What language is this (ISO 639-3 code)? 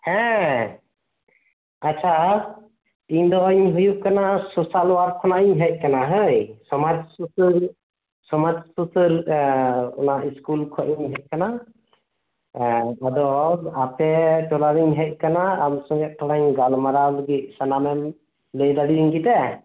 sat